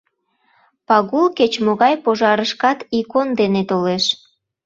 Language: Mari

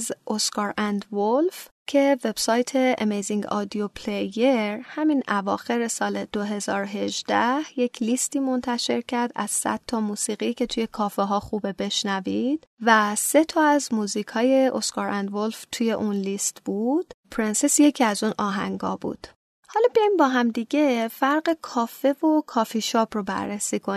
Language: Persian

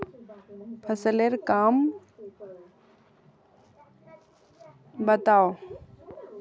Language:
Magahi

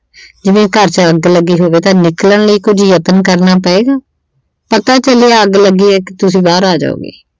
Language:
Punjabi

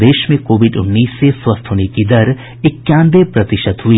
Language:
Hindi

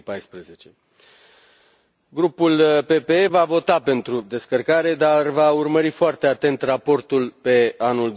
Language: Romanian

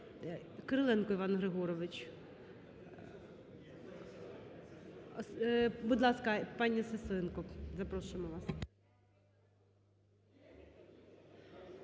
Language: Ukrainian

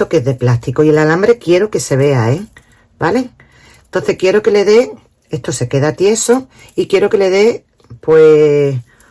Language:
Spanish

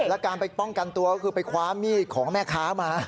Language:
Thai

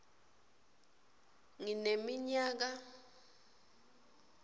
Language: Swati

